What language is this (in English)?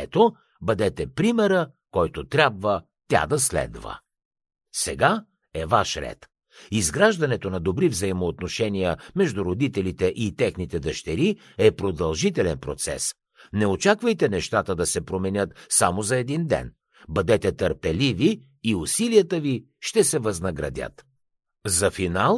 Bulgarian